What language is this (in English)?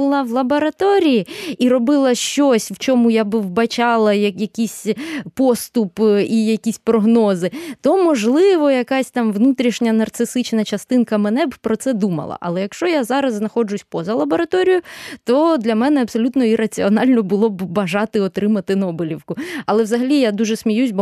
Ukrainian